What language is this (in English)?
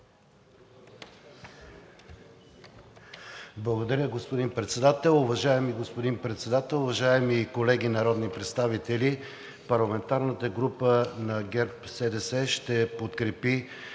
Bulgarian